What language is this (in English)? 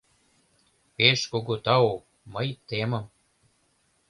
Mari